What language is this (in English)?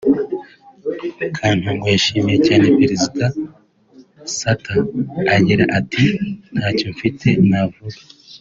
Kinyarwanda